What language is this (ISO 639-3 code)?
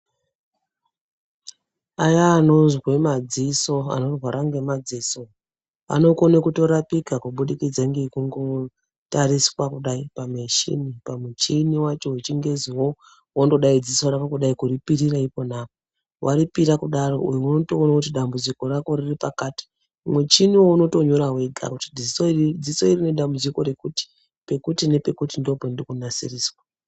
ndc